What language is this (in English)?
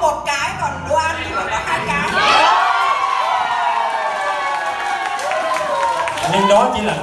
Vietnamese